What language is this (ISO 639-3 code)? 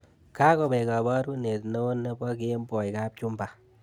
kln